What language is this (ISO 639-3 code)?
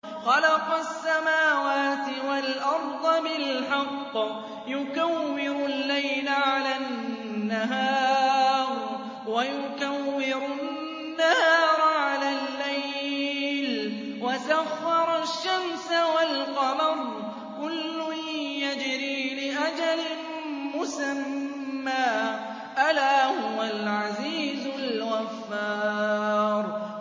ara